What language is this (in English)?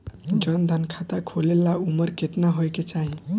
Bhojpuri